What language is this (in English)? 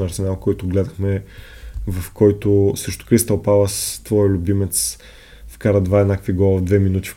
Bulgarian